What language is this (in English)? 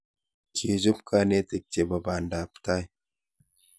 Kalenjin